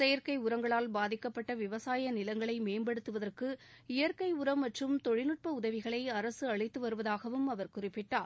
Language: Tamil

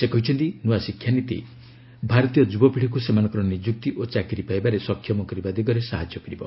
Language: Odia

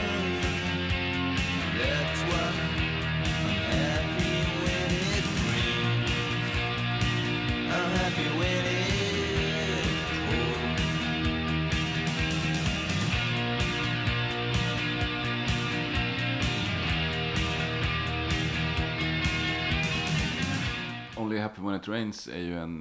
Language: Swedish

